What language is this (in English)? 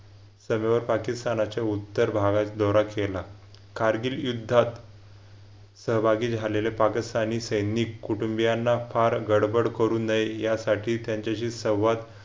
Marathi